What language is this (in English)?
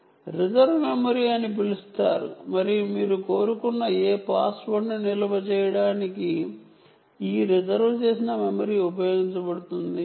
Telugu